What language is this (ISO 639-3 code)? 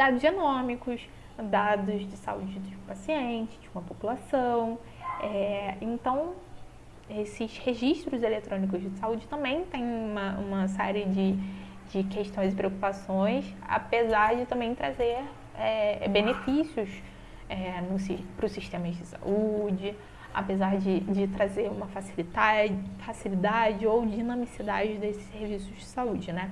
por